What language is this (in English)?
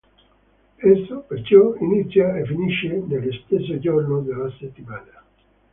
Italian